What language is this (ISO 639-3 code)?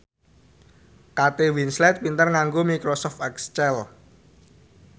jav